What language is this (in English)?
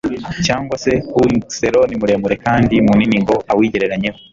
Kinyarwanda